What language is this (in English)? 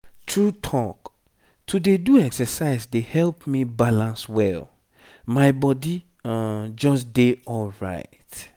Nigerian Pidgin